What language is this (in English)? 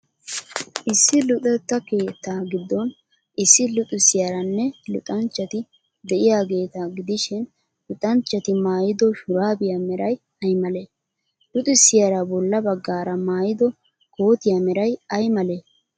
Wolaytta